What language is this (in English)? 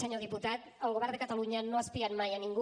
Catalan